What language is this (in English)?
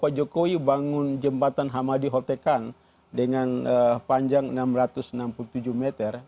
Indonesian